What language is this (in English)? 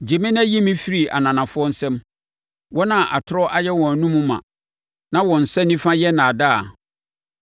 Akan